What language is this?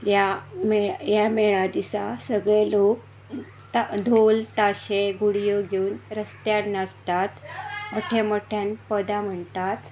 Konkani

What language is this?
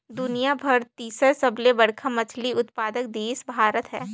Chhattisgarhi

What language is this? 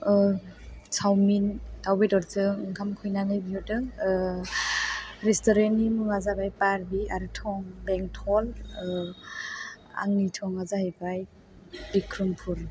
Bodo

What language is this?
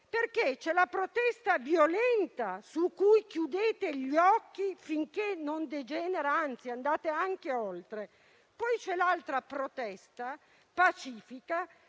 Italian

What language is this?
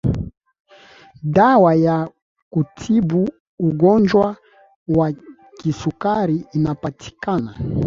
Swahili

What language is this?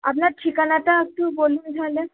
Bangla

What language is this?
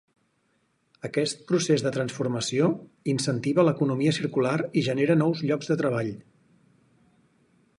Catalan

